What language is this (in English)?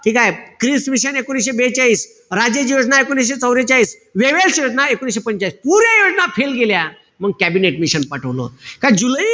Marathi